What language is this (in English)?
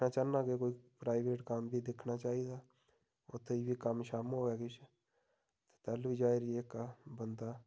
Dogri